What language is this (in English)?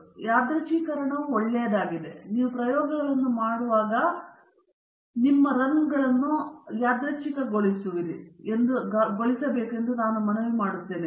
Kannada